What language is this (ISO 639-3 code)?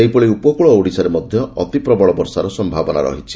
ori